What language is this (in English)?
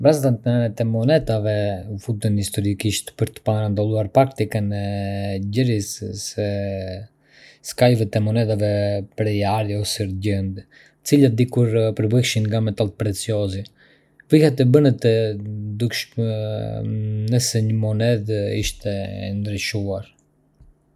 Arbëreshë Albanian